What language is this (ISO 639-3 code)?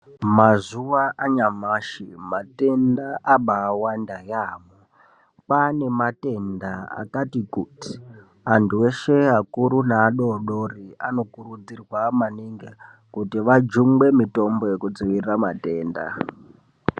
ndc